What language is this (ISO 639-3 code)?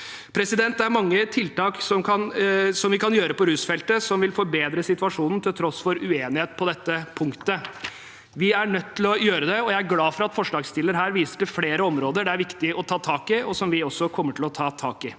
nor